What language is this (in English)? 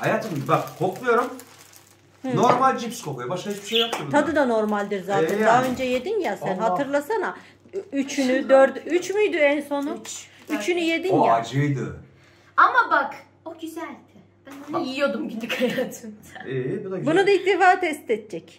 Turkish